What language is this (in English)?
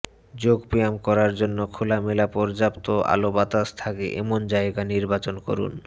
Bangla